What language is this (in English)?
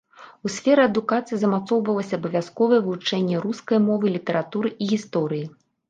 Belarusian